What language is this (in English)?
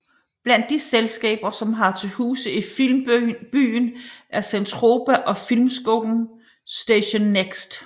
Danish